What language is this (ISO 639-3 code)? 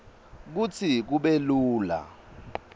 ssw